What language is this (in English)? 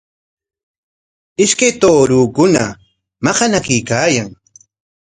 Corongo Ancash Quechua